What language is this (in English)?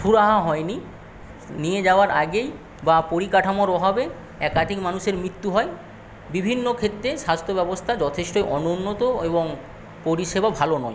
Bangla